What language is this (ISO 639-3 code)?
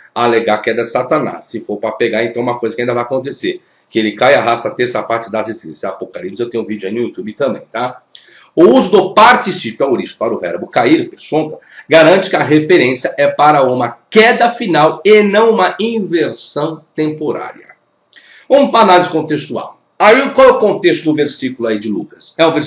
por